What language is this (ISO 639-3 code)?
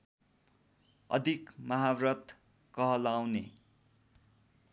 nep